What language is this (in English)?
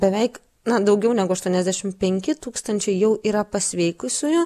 Lithuanian